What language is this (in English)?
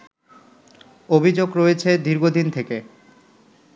Bangla